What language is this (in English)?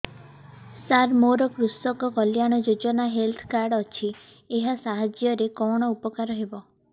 Odia